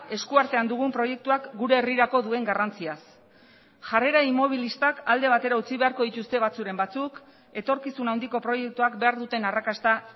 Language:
Basque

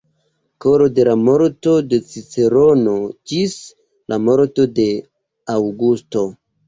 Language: Esperanto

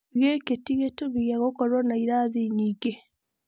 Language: Kikuyu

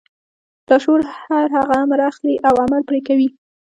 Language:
Pashto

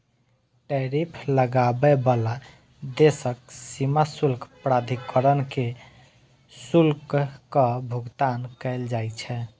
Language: Maithili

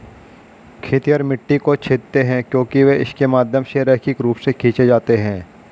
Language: Hindi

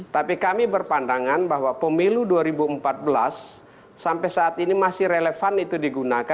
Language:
Indonesian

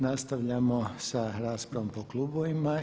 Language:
Croatian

